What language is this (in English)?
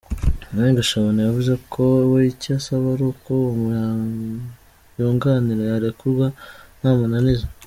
Kinyarwanda